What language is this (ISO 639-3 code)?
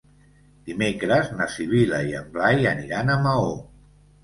cat